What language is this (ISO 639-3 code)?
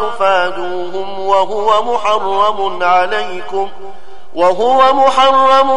ara